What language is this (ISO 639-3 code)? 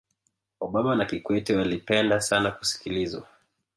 swa